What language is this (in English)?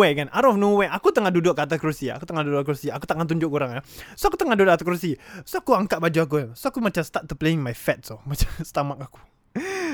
Malay